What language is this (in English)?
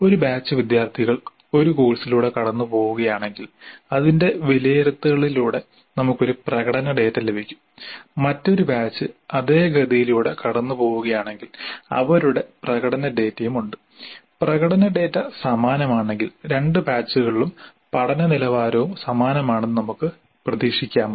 Malayalam